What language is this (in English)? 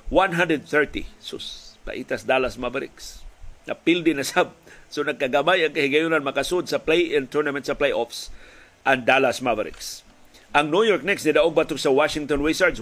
Filipino